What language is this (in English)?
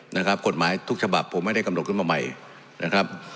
Thai